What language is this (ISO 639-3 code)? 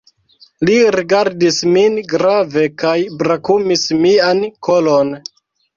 epo